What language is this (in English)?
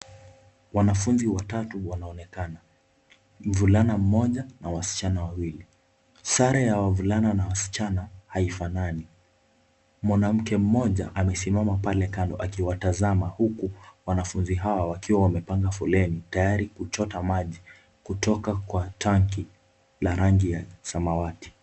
Swahili